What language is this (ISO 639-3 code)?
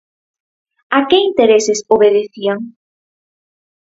glg